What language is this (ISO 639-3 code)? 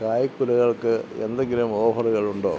mal